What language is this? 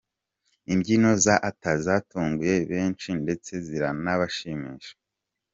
Kinyarwanda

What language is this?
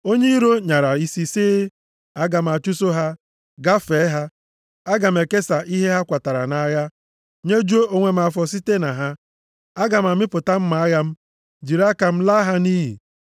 Igbo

